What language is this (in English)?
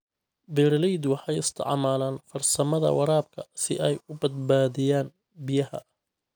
Somali